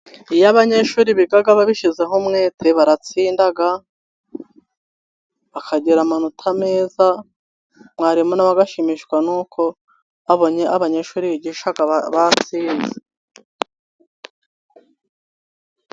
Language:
Kinyarwanda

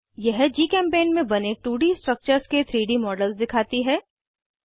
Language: Hindi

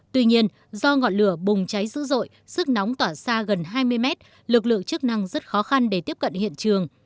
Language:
Vietnamese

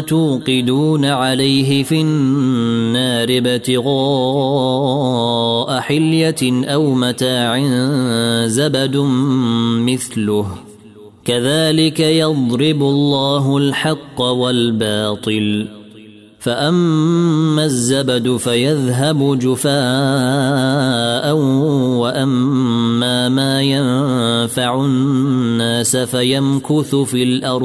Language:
Arabic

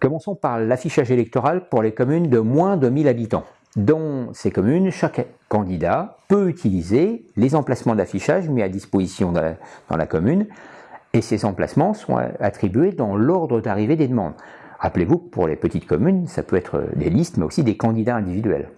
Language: French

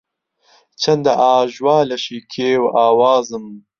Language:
Central Kurdish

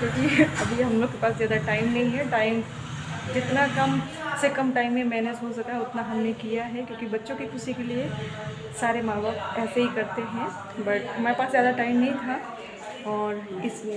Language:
Hindi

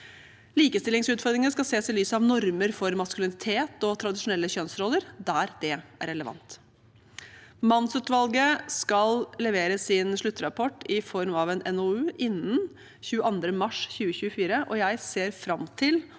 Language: Norwegian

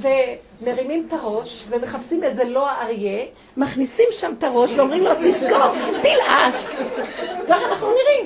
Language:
Hebrew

